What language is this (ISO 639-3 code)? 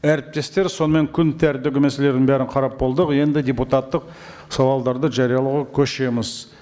kaz